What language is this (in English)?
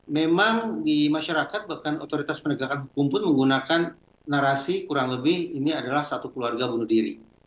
Indonesian